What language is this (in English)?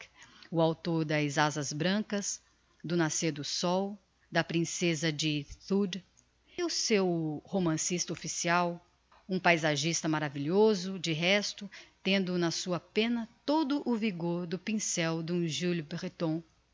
Portuguese